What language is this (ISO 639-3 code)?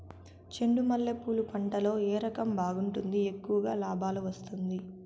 tel